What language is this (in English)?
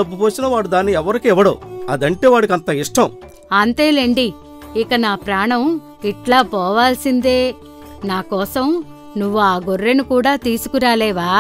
Telugu